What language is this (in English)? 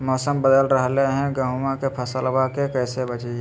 Magahi